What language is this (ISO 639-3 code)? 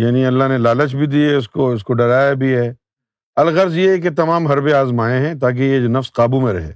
urd